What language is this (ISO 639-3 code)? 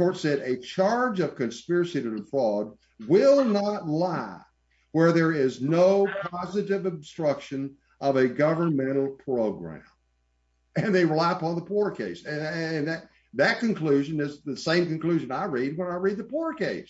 eng